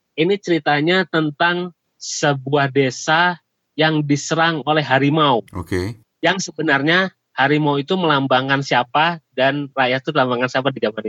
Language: Indonesian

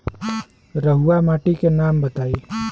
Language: Bhojpuri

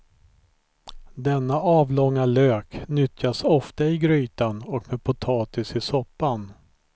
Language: Swedish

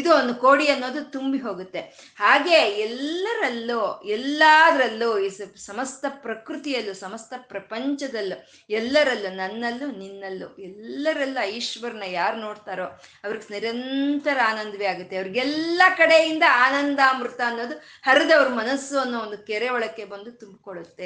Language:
Kannada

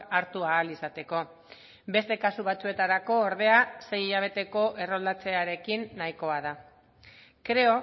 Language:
Basque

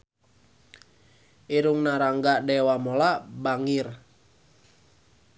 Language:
Sundanese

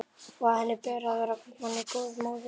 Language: Icelandic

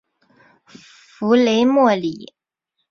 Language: Chinese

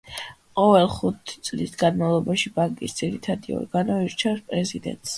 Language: Georgian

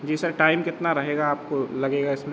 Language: Hindi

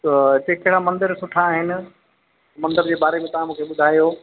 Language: Sindhi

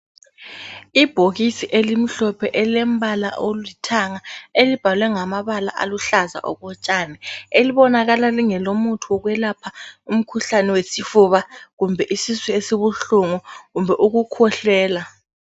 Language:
North Ndebele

